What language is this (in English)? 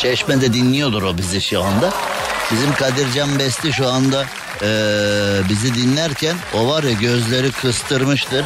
Turkish